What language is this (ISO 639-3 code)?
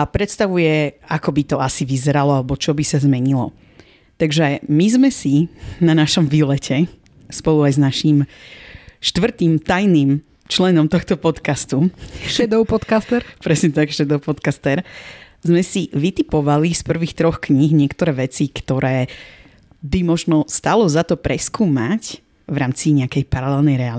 slk